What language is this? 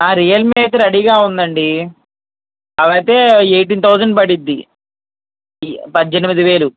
Telugu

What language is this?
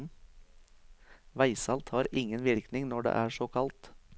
Norwegian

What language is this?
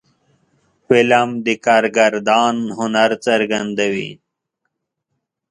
Pashto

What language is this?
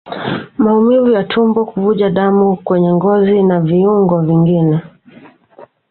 Swahili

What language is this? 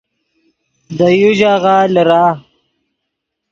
Yidgha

